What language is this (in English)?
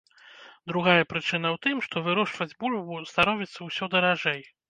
Belarusian